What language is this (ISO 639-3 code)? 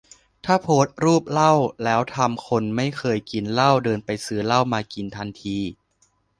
tha